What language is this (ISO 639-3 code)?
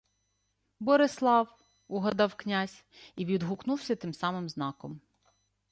ukr